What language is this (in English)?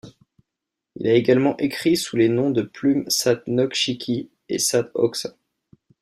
French